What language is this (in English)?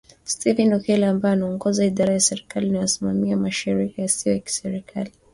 Swahili